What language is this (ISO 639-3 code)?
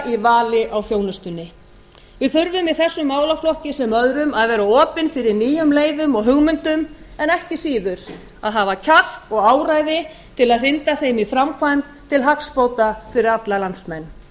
isl